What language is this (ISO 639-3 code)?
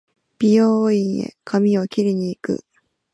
jpn